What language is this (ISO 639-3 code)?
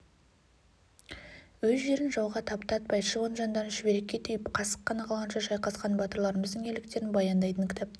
kaz